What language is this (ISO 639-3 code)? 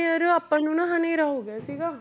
pan